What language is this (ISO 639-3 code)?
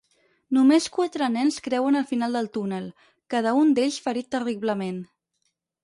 cat